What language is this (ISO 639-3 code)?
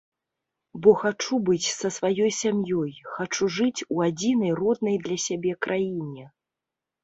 bel